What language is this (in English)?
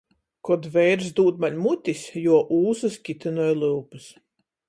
Latgalian